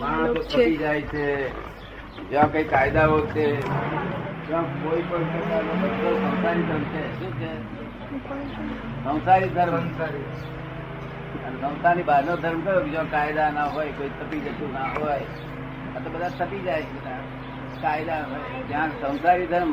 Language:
Gujarati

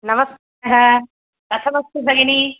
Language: Sanskrit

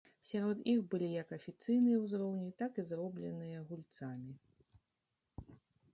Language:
Belarusian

